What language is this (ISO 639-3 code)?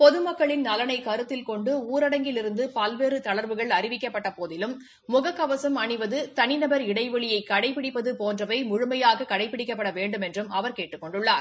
tam